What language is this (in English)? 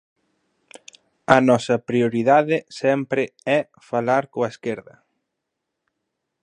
Galician